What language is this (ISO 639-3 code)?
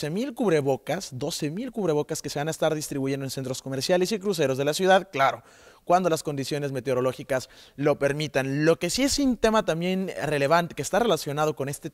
spa